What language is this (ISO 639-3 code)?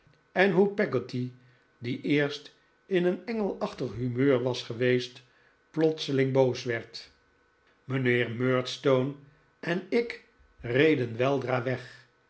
nld